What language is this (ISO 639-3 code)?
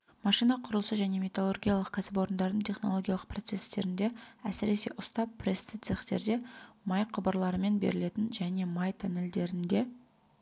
kaz